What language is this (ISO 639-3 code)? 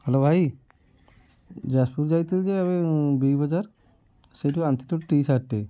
ori